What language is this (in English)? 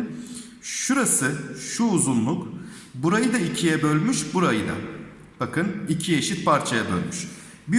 Turkish